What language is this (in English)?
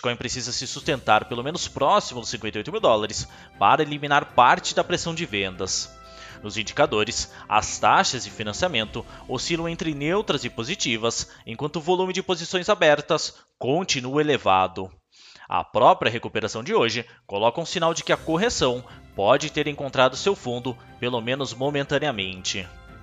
Portuguese